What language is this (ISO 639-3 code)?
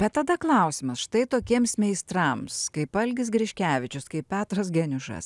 lit